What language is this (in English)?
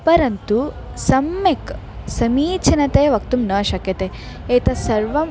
Sanskrit